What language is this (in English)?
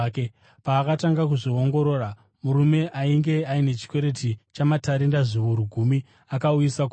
Shona